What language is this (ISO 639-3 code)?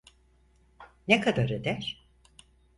tur